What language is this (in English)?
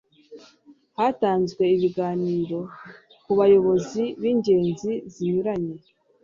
Kinyarwanda